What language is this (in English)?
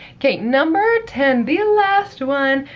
English